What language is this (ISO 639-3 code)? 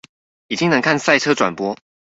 zho